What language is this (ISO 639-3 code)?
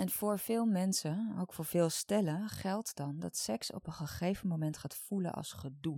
nld